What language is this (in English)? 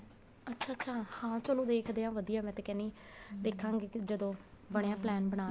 Punjabi